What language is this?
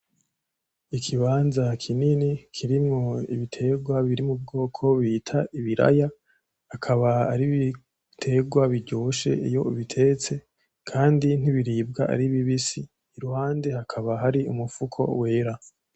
Rundi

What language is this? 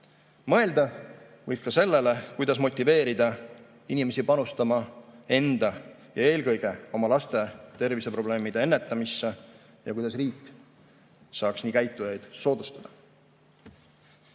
Estonian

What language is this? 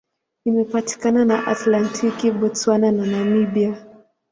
Swahili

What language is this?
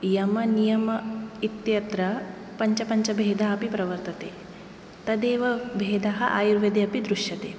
Sanskrit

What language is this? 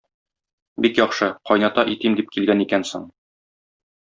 Tatar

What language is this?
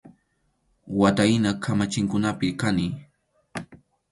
Arequipa-La Unión Quechua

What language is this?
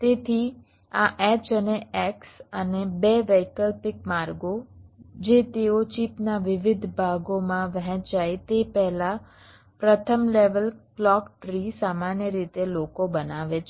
Gujarati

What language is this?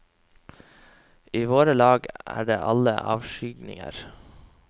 Norwegian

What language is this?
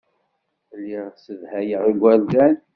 Kabyle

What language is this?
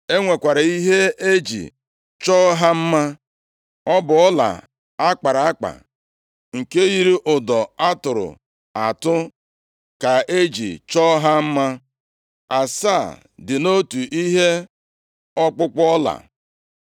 Igbo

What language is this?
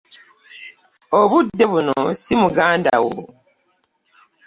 Ganda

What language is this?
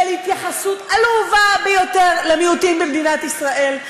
Hebrew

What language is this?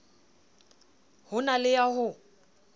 Southern Sotho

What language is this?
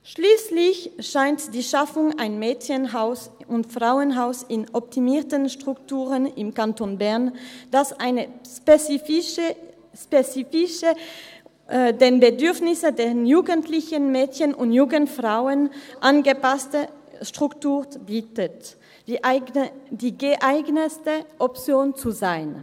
Swiss German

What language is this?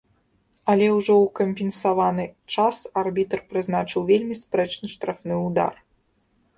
Belarusian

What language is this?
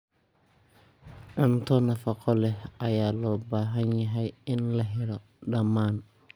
Somali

